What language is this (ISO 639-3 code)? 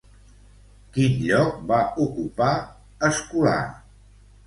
cat